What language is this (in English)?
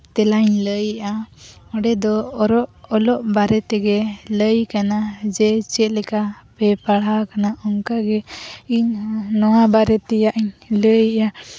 Santali